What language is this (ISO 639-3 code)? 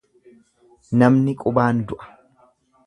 orm